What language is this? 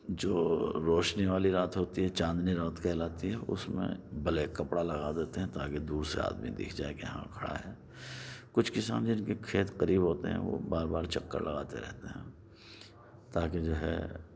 Urdu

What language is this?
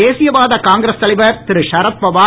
Tamil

